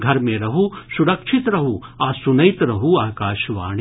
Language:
Maithili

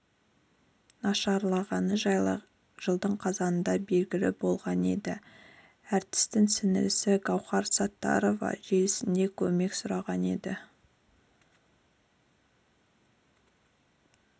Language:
Kazakh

